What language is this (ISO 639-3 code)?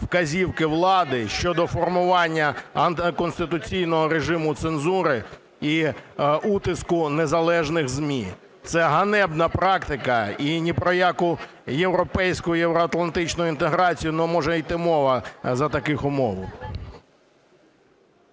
ukr